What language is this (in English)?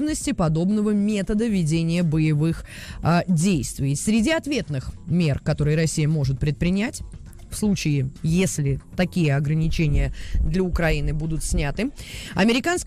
Russian